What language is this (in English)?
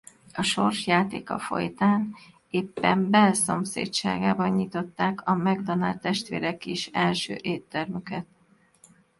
Hungarian